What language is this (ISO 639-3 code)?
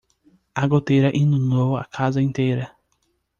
por